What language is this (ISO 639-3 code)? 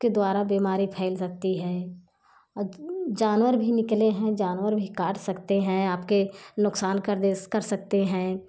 hin